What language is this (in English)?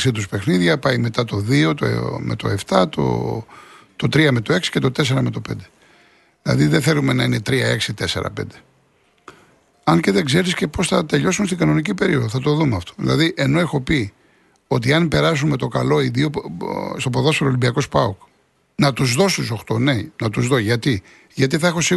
Greek